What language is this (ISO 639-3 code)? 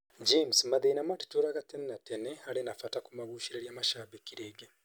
kik